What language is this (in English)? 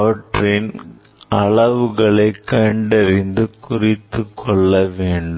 Tamil